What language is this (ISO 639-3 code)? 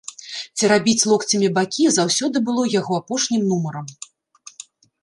bel